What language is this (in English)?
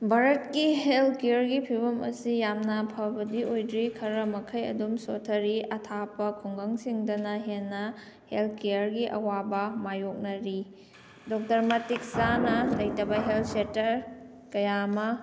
Manipuri